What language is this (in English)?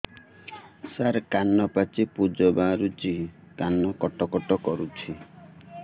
Odia